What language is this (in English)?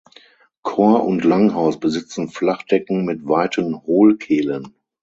German